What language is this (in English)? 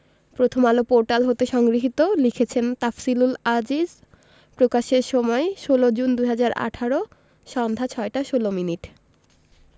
Bangla